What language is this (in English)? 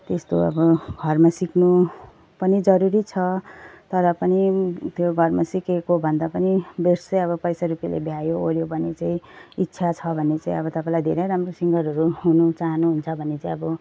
Nepali